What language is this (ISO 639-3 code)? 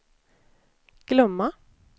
swe